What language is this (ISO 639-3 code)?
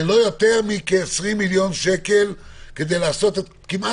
heb